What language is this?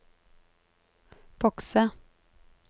Norwegian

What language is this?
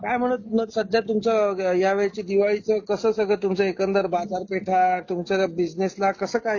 Marathi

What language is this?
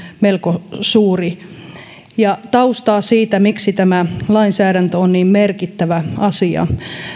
Finnish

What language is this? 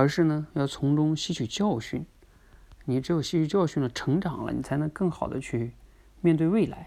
Chinese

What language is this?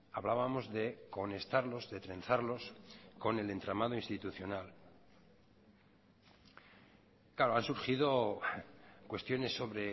Spanish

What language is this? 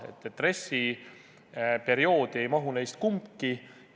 Estonian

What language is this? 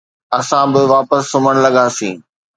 Sindhi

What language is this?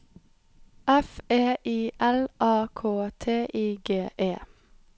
Norwegian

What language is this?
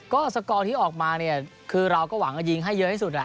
Thai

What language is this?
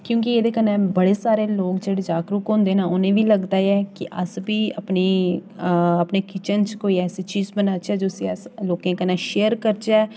Dogri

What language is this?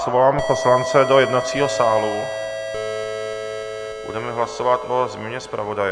Czech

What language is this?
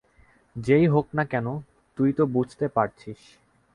Bangla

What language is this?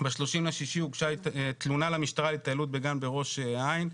Hebrew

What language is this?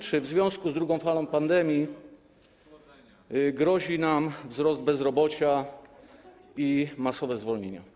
Polish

